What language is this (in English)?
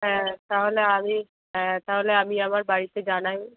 Bangla